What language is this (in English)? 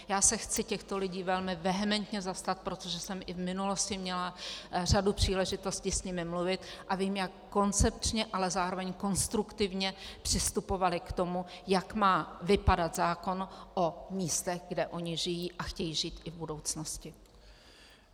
Czech